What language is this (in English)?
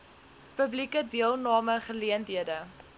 Afrikaans